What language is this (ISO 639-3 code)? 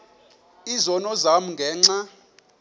xho